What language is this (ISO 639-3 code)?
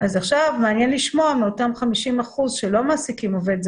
heb